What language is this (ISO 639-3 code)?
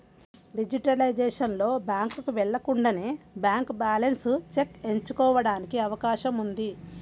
tel